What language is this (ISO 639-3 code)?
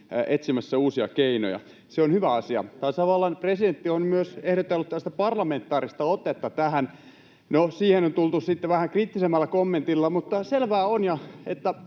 fin